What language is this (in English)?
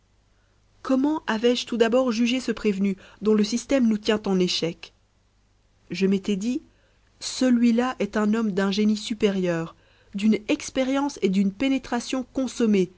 French